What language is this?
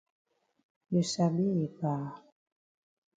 Cameroon Pidgin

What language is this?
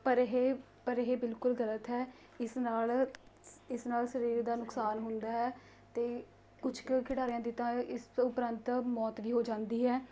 Punjabi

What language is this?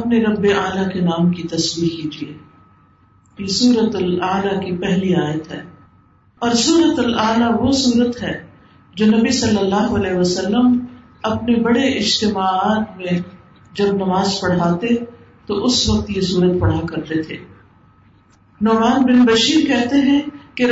Urdu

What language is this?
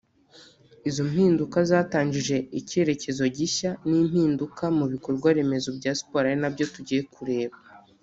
Kinyarwanda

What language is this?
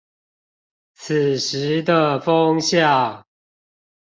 Chinese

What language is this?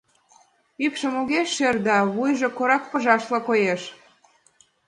Mari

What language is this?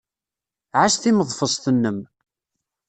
Kabyle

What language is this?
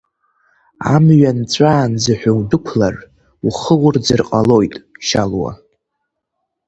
Abkhazian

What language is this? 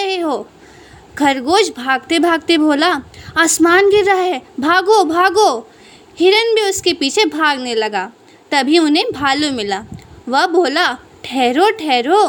Hindi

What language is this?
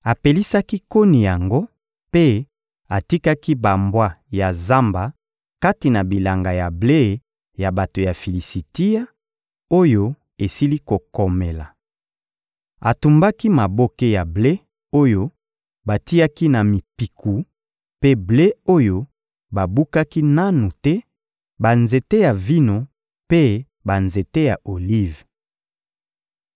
Lingala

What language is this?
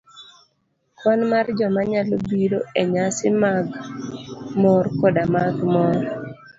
Luo (Kenya and Tanzania)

